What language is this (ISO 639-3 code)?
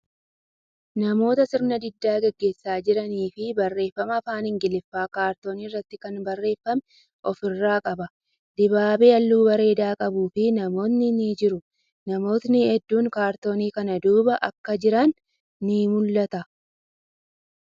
orm